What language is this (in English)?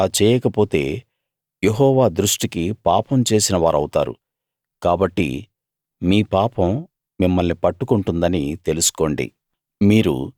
Telugu